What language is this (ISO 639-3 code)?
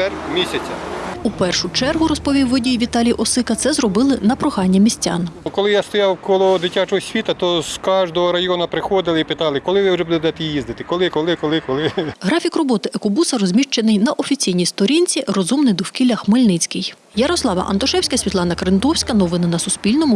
ukr